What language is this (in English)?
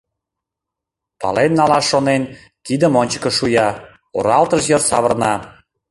Mari